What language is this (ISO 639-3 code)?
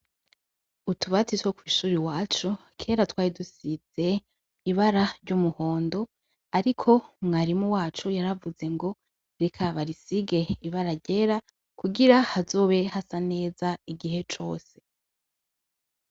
run